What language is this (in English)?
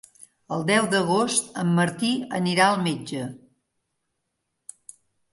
Catalan